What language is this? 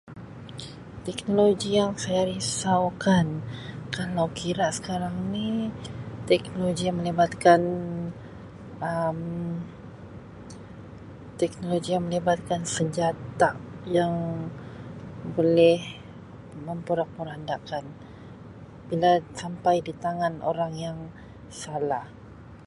Sabah Malay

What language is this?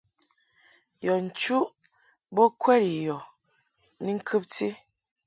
Mungaka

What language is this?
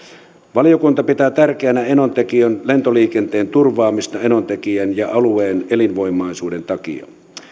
Finnish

